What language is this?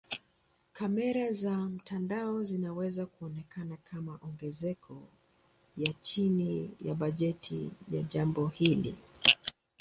Swahili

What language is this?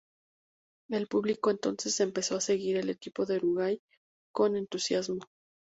Spanish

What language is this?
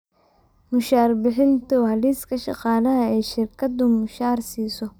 Somali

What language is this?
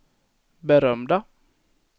Swedish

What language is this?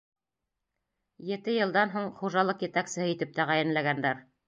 Bashkir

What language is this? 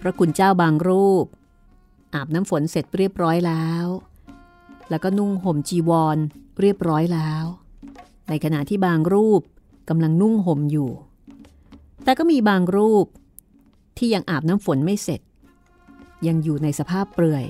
Thai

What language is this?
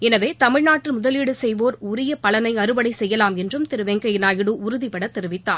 Tamil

